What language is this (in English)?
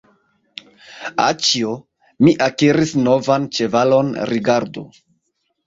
Esperanto